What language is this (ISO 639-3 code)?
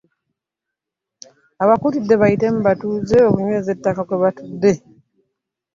lug